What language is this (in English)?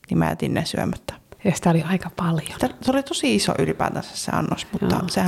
Finnish